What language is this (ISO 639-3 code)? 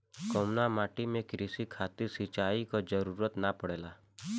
bho